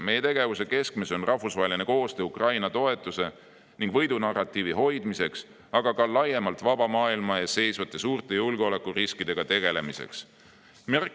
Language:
Estonian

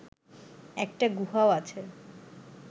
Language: Bangla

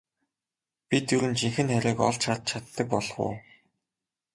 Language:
Mongolian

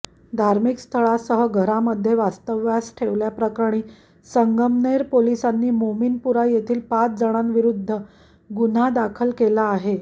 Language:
Marathi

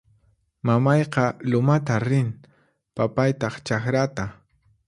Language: Puno Quechua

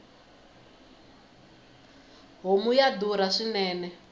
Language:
Tsonga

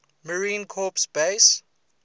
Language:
English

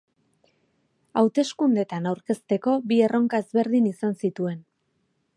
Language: Basque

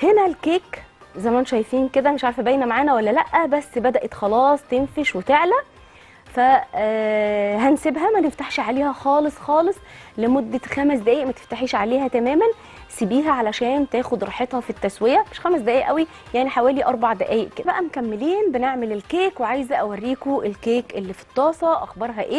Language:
Arabic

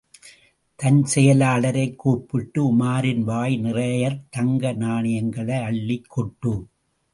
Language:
Tamil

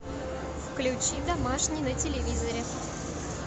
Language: Russian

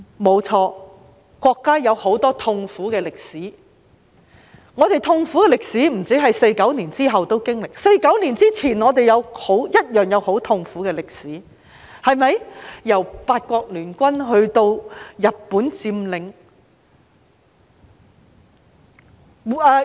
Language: Cantonese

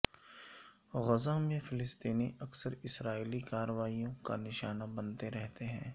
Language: Urdu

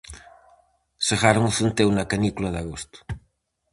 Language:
Galician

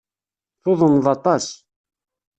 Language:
Kabyle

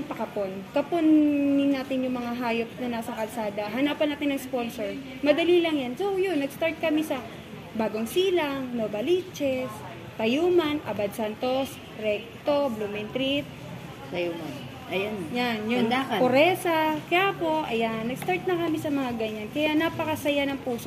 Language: Filipino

